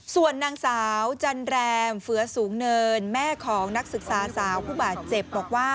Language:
Thai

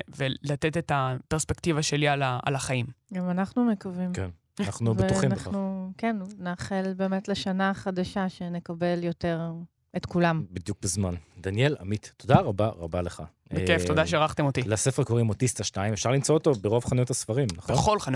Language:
Hebrew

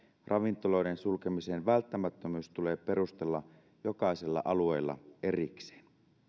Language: Finnish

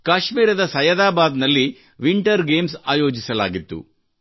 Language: Kannada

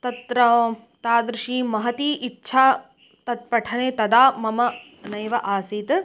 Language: Sanskrit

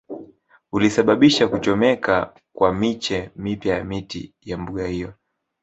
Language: Swahili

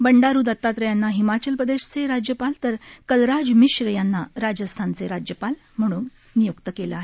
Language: Marathi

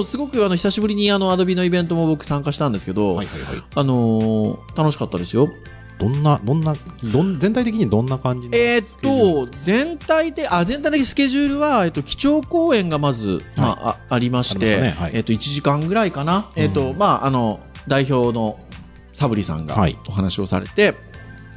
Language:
Japanese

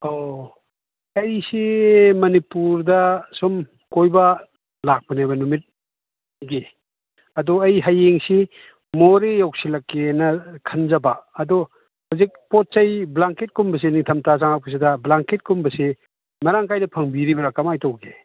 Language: Manipuri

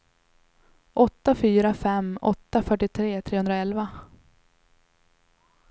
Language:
Swedish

